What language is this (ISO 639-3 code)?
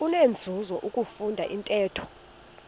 xho